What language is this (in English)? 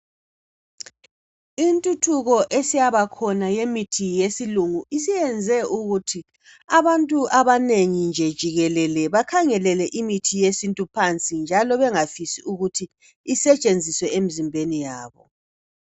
North Ndebele